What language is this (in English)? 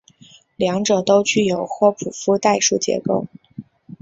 Chinese